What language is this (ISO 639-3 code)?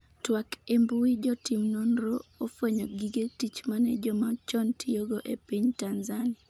luo